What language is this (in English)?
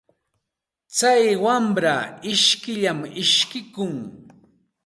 Santa Ana de Tusi Pasco Quechua